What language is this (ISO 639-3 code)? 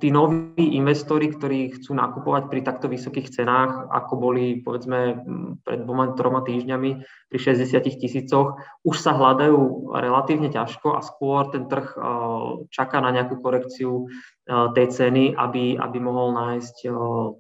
slk